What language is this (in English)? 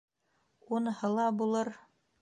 Bashkir